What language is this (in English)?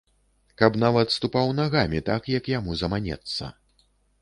Belarusian